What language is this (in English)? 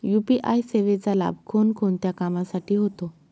Marathi